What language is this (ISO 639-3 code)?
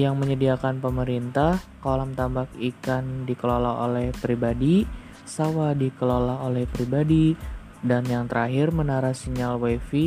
ind